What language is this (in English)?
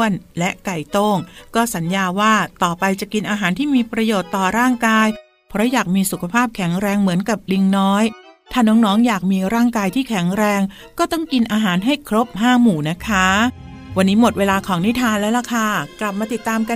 Thai